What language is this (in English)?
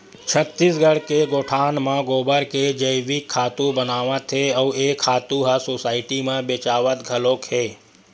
Chhattisgarhi